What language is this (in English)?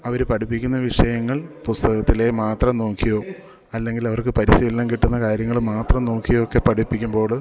Malayalam